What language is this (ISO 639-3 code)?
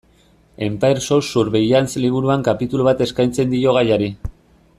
eus